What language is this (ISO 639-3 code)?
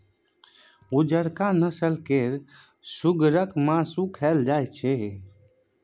mai